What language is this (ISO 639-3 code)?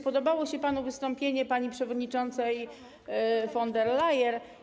pol